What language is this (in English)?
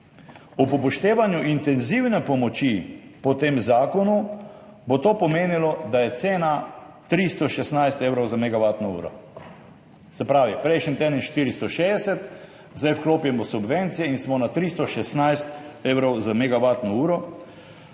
Slovenian